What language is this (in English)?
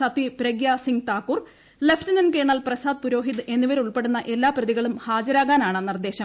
Malayalam